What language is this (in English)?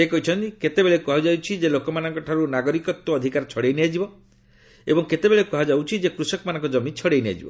Odia